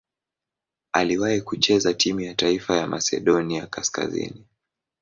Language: Swahili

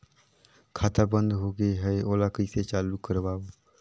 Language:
Chhattisgarhi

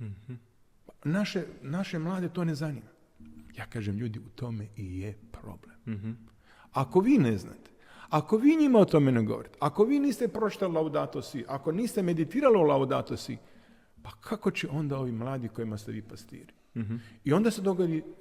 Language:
Croatian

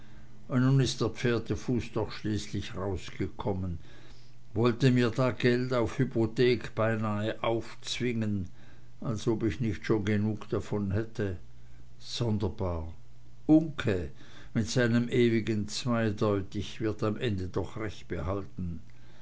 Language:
German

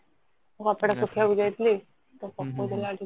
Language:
Odia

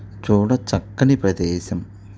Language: Telugu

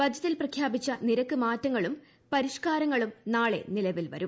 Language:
Malayalam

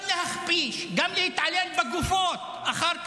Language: Hebrew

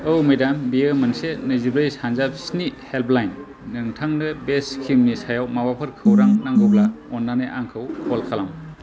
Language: Bodo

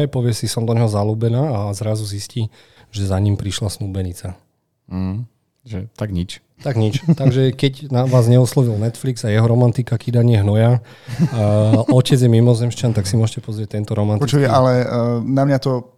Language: Slovak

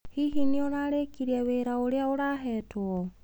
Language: Kikuyu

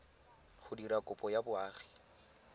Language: Tswana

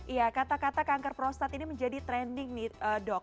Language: Indonesian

